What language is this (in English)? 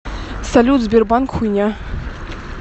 Russian